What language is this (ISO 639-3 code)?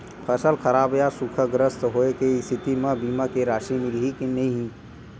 hne